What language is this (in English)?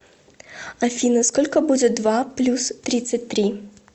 Russian